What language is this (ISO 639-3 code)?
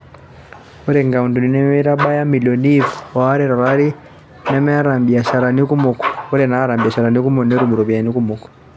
mas